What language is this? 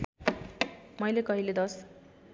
Nepali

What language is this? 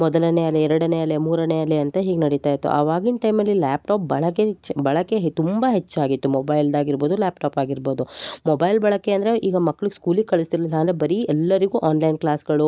Kannada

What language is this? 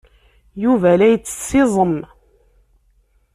Kabyle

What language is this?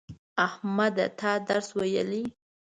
Pashto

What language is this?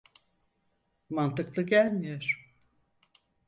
Turkish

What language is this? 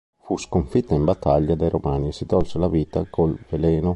Italian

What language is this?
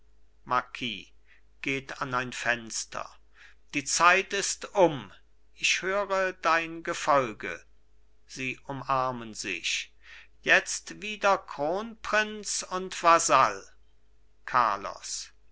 German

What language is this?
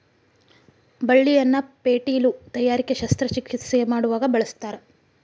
Kannada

